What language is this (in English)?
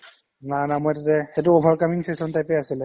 Assamese